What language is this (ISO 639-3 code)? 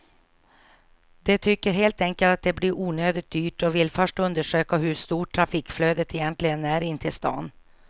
swe